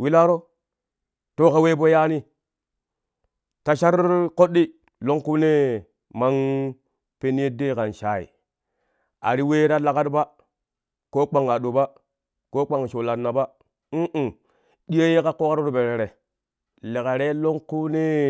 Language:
Kushi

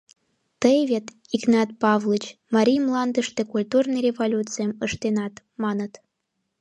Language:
Mari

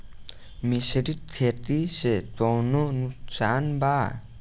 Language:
Bhojpuri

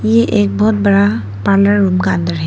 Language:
Hindi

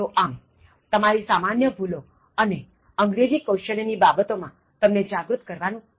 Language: Gujarati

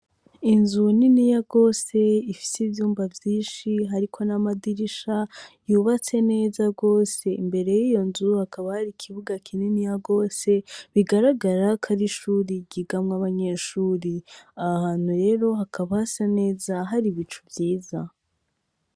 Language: Rundi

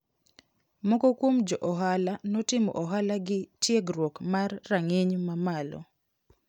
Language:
Luo (Kenya and Tanzania)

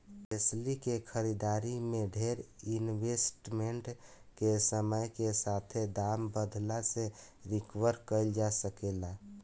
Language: Bhojpuri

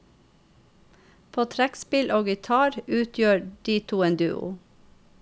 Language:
Norwegian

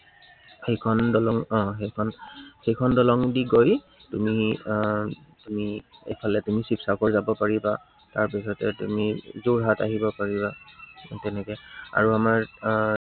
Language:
Assamese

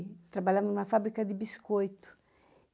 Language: Portuguese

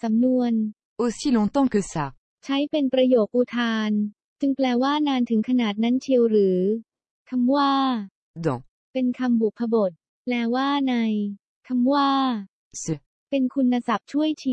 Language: Thai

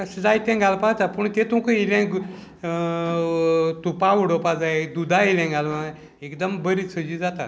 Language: Konkani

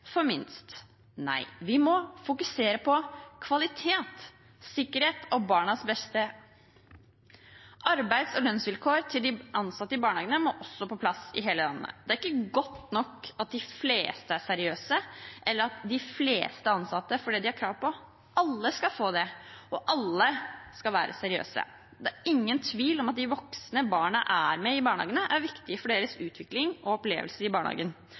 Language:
Norwegian Bokmål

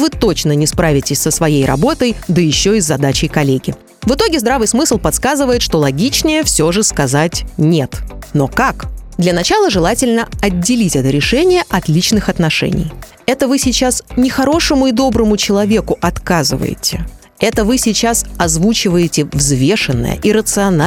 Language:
Russian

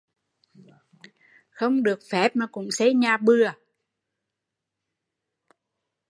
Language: Vietnamese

